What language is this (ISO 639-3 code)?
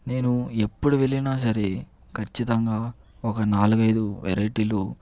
tel